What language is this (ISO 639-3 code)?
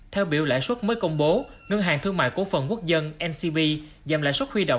vie